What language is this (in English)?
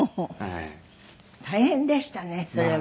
Japanese